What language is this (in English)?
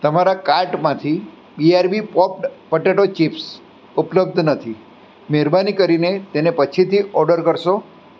Gujarati